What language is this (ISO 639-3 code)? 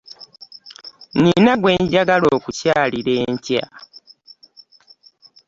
lug